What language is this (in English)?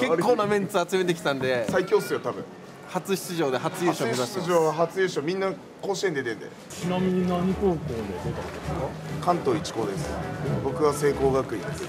Japanese